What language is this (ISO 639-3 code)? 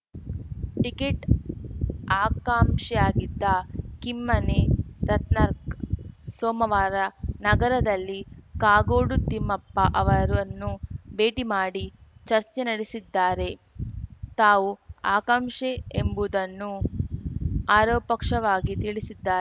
kan